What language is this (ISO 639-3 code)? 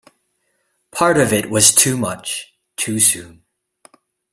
eng